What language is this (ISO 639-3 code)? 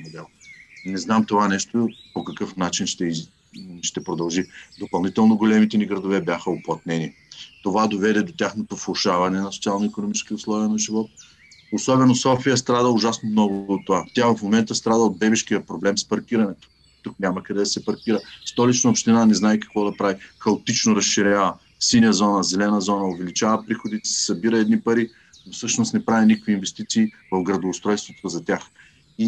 bul